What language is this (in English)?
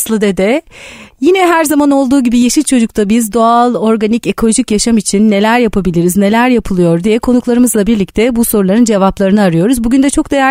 Turkish